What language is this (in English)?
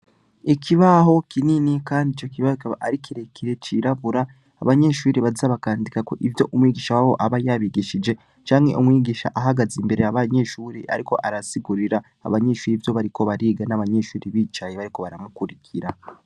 Rundi